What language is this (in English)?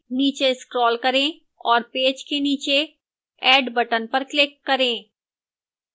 Hindi